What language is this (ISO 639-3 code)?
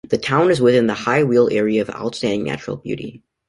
eng